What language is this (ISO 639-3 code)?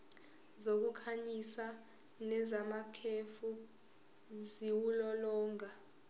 zul